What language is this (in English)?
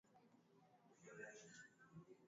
Swahili